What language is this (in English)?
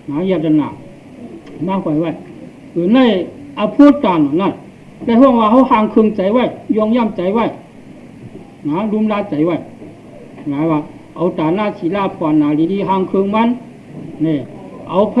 Thai